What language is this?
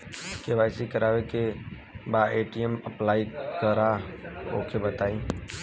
Bhojpuri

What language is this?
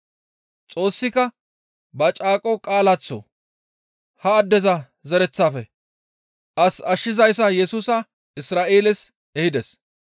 Gamo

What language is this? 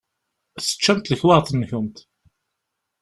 Kabyle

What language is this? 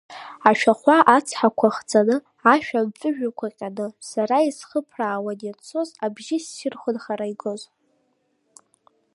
Abkhazian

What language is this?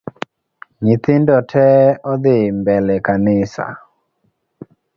Luo (Kenya and Tanzania)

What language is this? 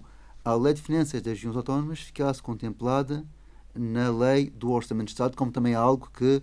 Portuguese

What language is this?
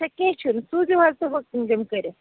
Kashmiri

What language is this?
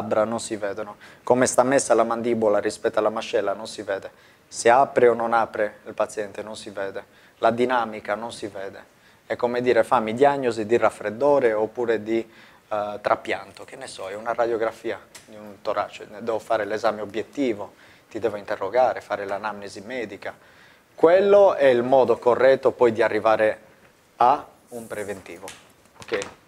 Italian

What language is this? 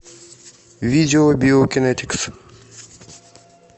Russian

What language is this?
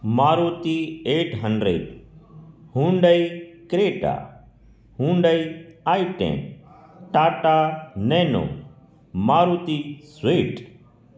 Sindhi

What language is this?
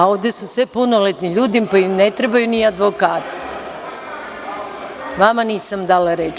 Serbian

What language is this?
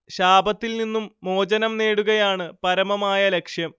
Malayalam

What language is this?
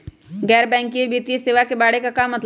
Magahi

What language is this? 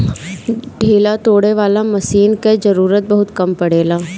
Bhojpuri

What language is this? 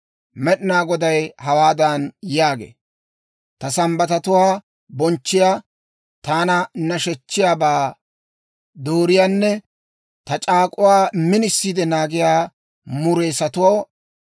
Dawro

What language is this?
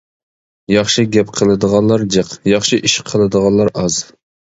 Uyghur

